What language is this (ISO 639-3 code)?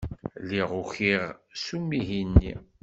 kab